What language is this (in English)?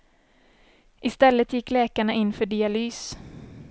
Swedish